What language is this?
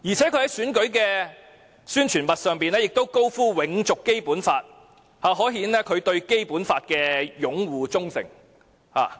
Cantonese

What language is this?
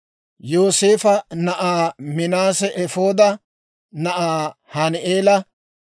Dawro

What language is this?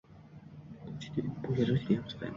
Uzbek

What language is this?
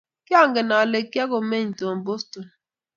Kalenjin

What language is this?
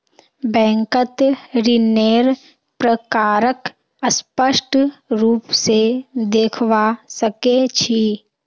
Magahi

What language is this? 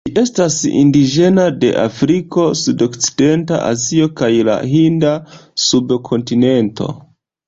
Esperanto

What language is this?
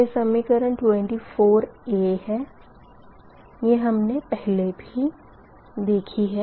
Hindi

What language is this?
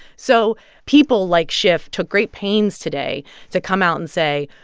English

